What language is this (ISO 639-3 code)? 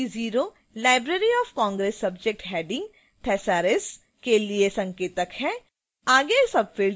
hin